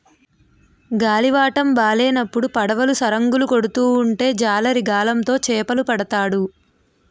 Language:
Telugu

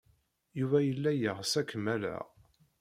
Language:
Kabyle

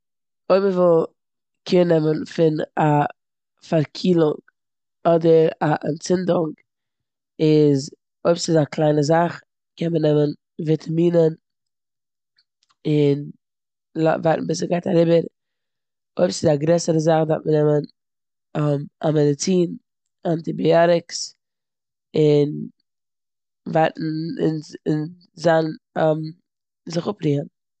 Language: Yiddish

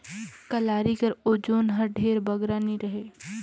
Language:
Chhattisgarhi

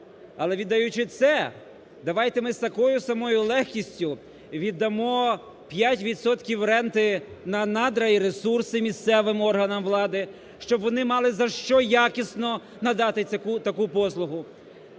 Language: Ukrainian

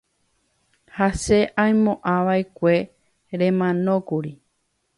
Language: Guarani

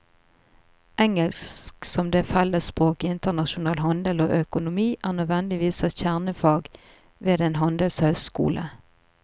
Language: Norwegian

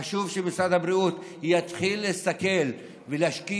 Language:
Hebrew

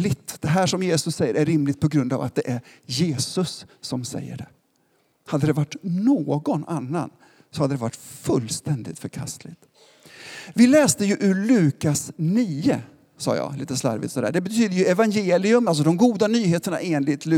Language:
Swedish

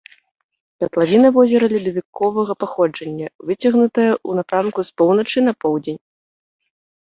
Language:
Belarusian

